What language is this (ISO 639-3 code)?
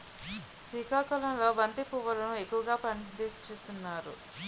tel